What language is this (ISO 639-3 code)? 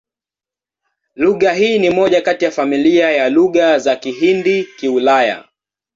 swa